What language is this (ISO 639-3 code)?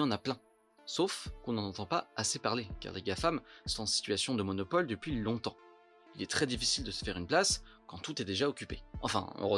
fra